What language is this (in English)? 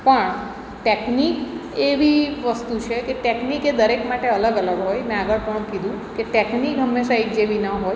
Gujarati